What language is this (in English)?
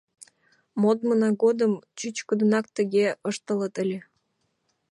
Mari